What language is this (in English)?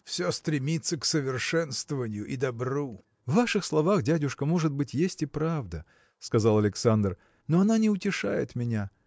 Russian